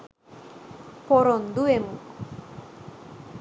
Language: Sinhala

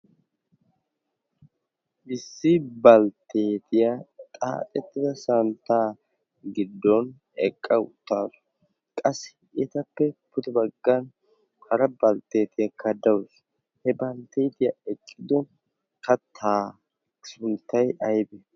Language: Wolaytta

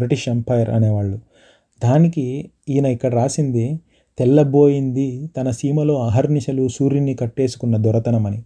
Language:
Telugu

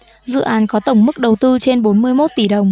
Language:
Vietnamese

